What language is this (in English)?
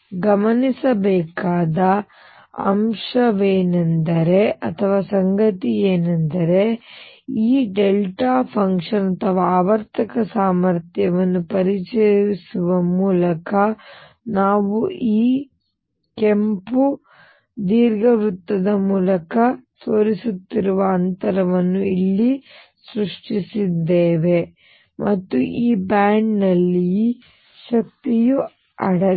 Kannada